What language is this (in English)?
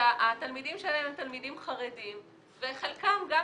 Hebrew